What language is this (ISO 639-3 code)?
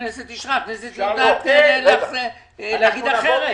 heb